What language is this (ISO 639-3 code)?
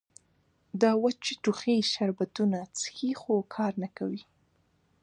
pus